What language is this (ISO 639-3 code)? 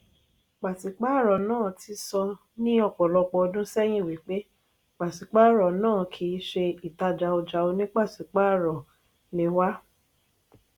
yor